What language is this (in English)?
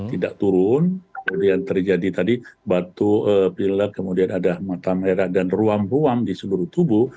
Indonesian